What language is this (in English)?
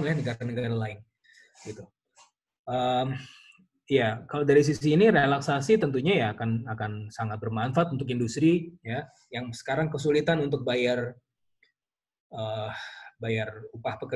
Indonesian